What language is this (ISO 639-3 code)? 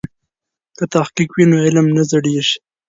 pus